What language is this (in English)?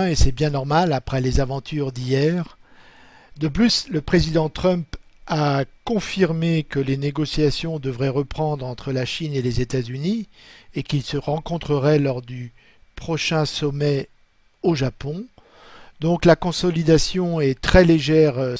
French